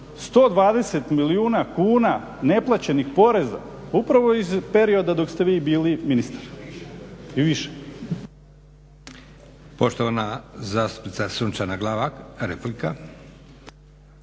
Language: Croatian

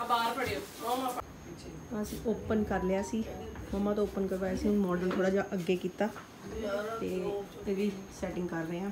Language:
Punjabi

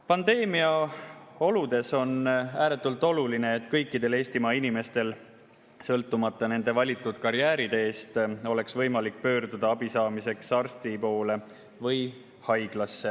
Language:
Estonian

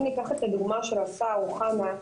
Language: Hebrew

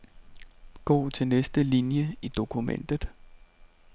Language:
Danish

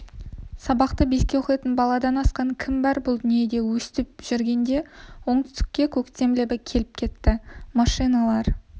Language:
Kazakh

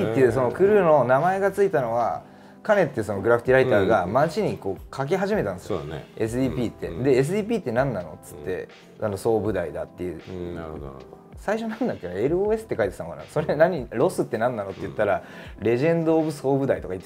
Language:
Japanese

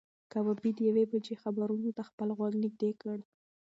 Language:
Pashto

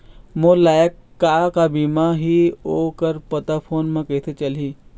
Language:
Chhattisgarhi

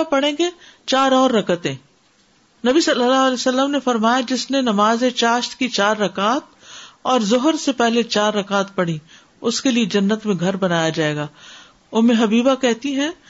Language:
Urdu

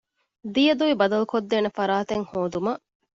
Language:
Divehi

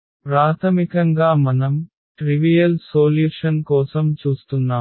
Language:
Telugu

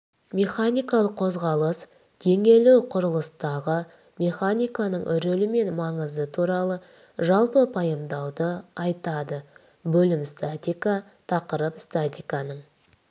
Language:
Kazakh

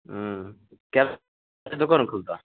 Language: Maithili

